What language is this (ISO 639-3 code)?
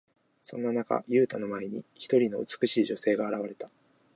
jpn